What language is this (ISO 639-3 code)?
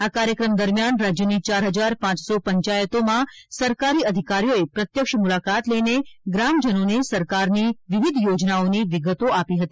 guj